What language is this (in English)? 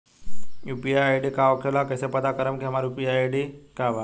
Bhojpuri